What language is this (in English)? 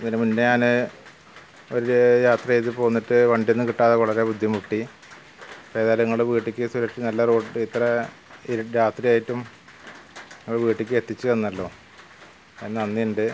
Malayalam